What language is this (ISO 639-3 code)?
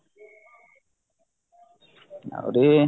ori